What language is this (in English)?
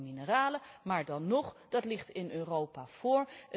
Dutch